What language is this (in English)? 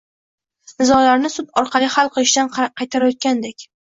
Uzbek